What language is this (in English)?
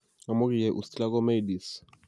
Kalenjin